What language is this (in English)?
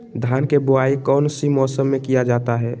Magahi